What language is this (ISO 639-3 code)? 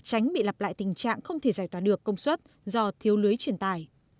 vie